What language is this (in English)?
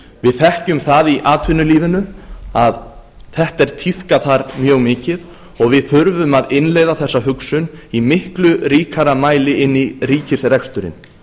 Icelandic